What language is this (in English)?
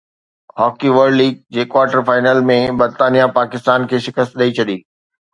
Sindhi